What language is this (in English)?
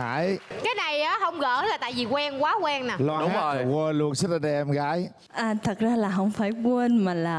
Vietnamese